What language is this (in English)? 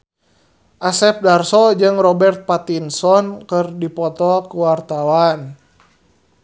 Sundanese